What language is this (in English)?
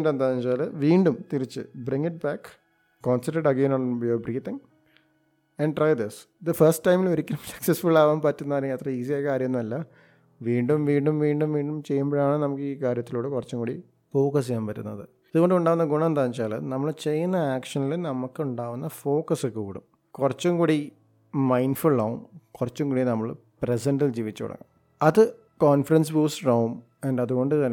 Malayalam